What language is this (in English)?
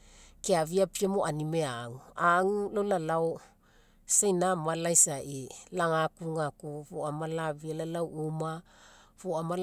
Mekeo